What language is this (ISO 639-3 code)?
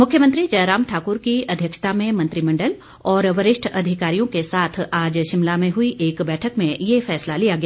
hin